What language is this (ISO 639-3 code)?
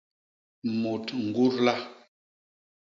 bas